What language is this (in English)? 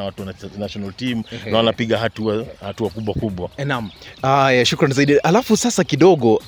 Swahili